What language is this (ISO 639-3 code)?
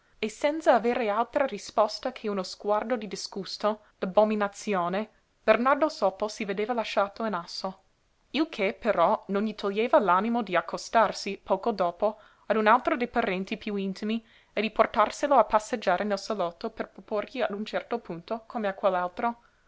ita